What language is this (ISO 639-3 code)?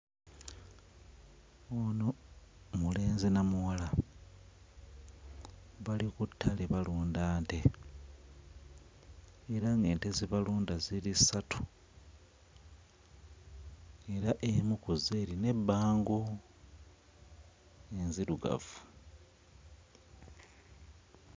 lug